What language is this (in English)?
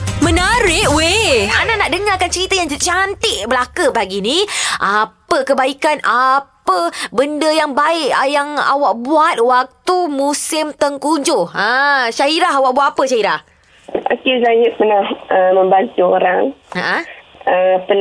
Malay